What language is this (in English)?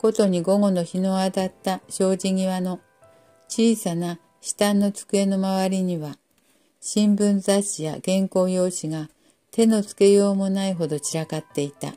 Japanese